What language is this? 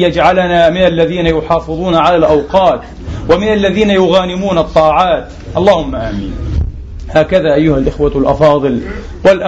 Arabic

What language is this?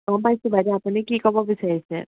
Assamese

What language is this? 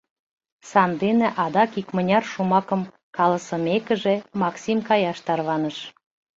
Mari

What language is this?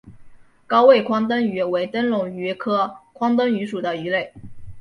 Chinese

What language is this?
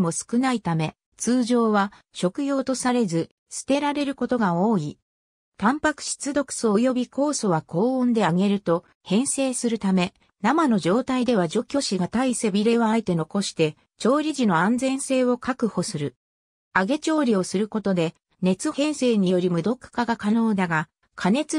Japanese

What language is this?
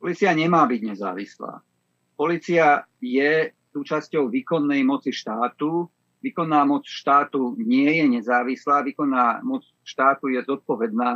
Slovak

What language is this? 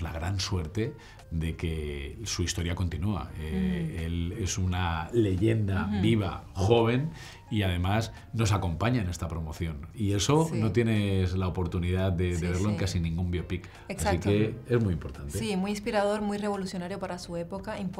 Spanish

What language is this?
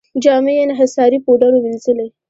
Pashto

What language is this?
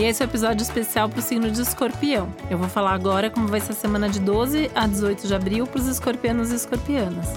Portuguese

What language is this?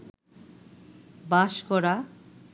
Bangla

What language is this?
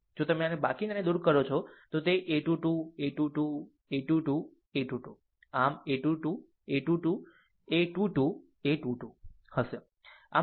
Gujarati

